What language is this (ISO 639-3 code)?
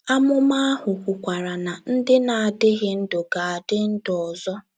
ibo